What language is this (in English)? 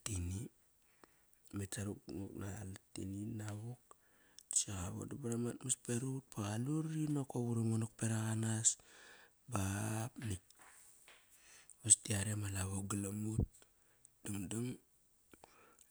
Kairak